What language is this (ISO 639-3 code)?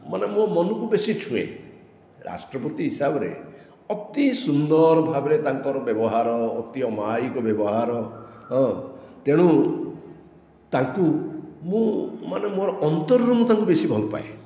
ori